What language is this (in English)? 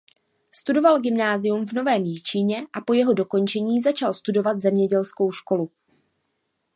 Czech